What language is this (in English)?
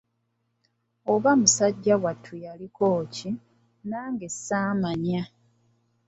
Ganda